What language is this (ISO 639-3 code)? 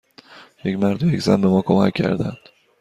fas